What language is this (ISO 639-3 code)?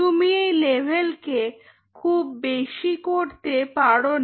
ben